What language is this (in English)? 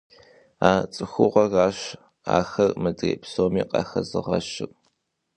Kabardian